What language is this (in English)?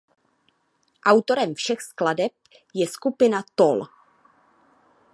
Czech